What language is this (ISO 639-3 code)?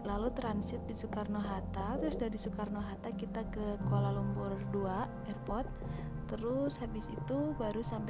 ind